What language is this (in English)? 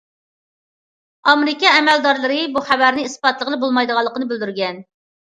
Uyghur